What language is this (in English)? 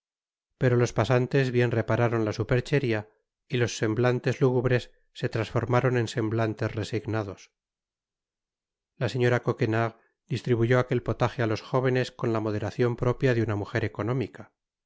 Spanish